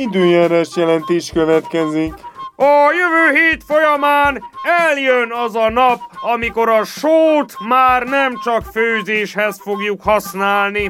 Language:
Hungarian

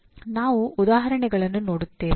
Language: Kannada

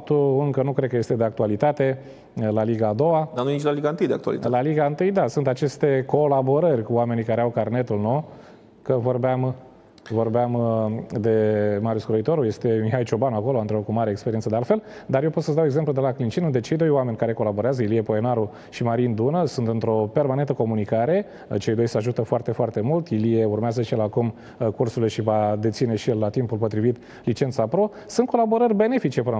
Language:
Romanian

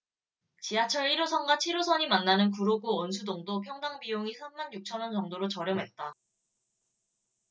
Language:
Korean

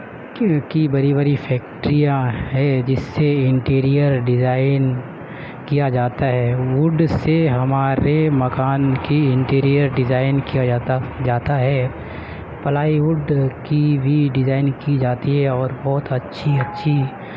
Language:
Urdu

